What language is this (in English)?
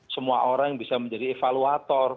Indonesian